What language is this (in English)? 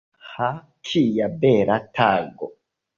Esperanto